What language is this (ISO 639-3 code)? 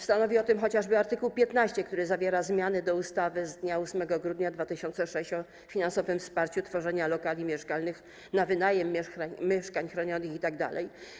pol